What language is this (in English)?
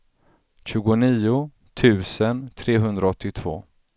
Swedish